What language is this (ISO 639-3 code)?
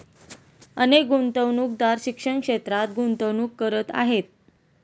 mar